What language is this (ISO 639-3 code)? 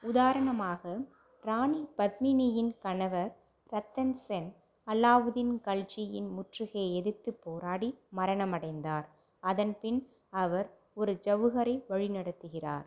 tam